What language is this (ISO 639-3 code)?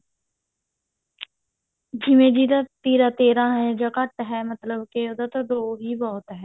pan